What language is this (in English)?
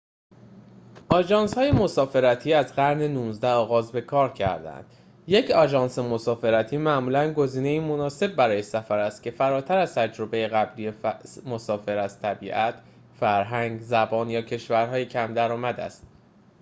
Persian